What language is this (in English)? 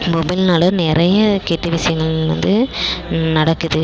Tamil